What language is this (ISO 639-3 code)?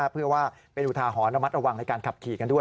tha